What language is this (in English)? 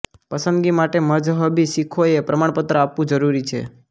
Gujarati